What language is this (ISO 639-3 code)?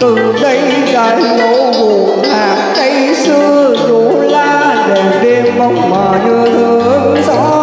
vie